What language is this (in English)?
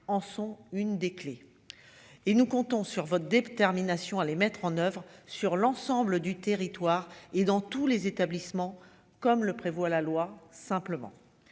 French